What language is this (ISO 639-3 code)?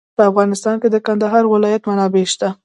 pus